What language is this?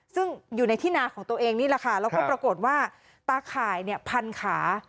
Thai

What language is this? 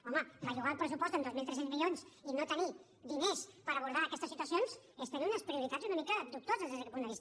Catalan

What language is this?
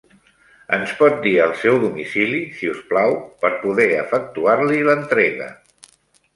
Catalan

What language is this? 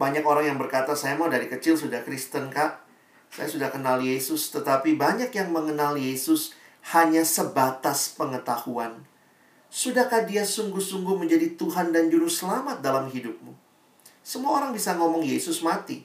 Indonesian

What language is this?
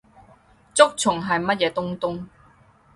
Cantonese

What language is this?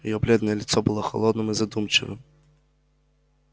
Russian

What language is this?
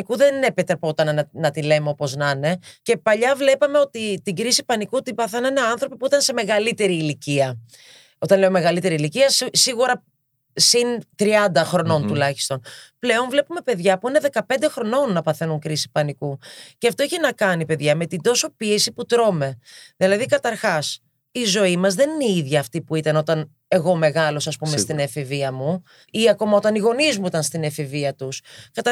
Greek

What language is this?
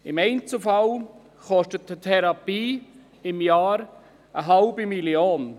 Swiss German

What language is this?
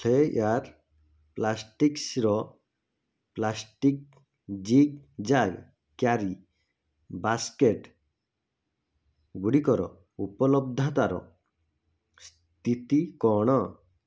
Odia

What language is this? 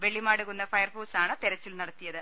Malayalam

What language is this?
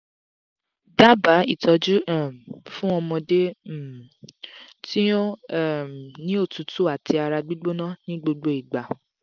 Yoruba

